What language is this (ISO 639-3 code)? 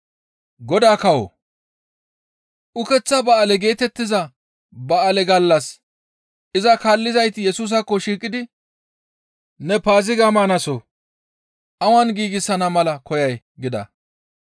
gmv